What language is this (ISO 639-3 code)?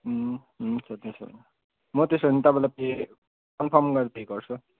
nep